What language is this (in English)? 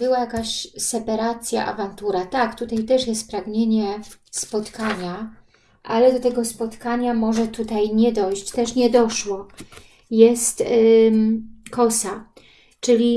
Polish